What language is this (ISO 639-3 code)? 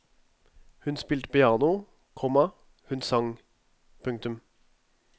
nor